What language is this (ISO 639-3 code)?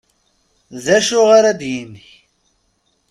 kab